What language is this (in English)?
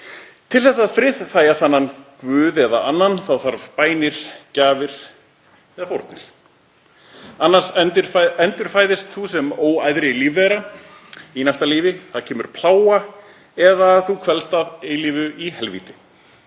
Icelandic